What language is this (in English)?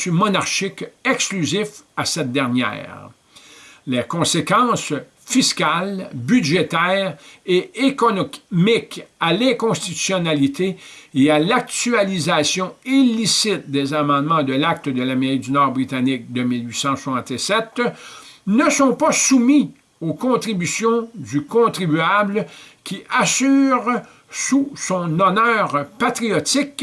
French